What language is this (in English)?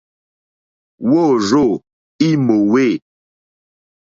Mokpwe